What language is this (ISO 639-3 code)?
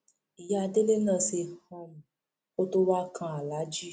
yor